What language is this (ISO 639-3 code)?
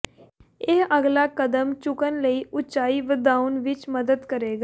pan